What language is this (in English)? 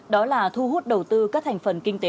Vietnamese